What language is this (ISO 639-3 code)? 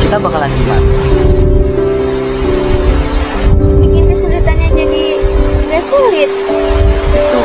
ind